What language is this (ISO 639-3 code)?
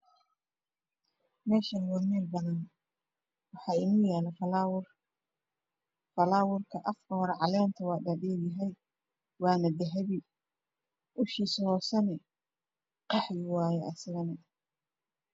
som